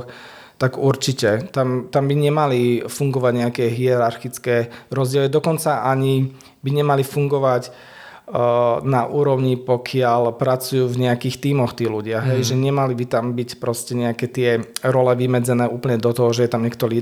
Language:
Slovak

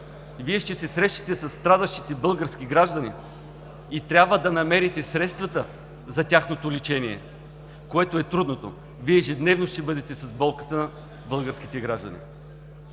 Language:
Bulgarian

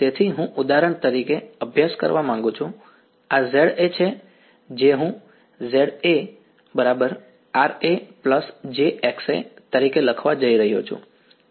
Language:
Gujarati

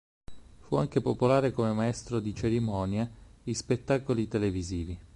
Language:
Italian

